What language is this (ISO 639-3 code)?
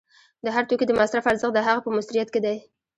pus